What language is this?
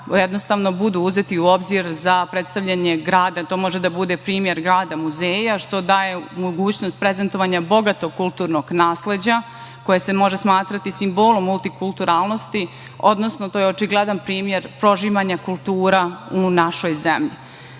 Serbian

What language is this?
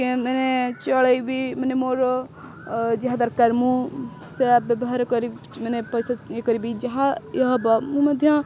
Odia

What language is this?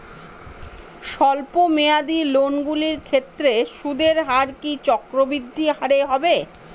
Bangla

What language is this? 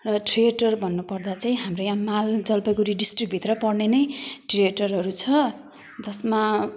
Nepali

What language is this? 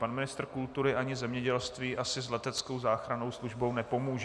Czech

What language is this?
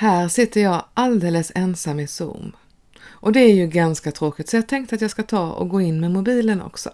Swedish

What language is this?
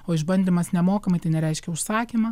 Lithuanian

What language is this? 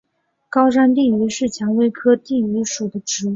Chinese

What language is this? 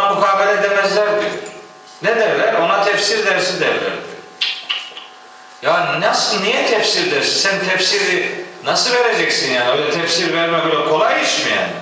Turkish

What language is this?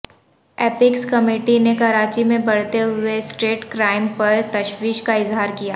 Urdu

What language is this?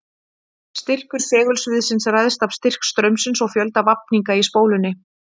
Icelandic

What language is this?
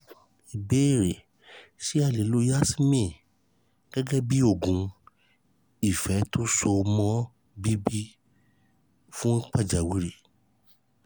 Yoruba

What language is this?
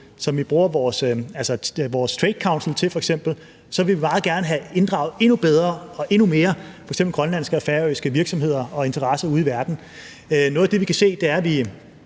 Danish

